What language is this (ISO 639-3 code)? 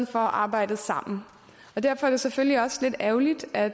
dan